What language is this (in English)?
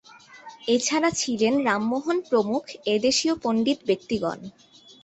Bangla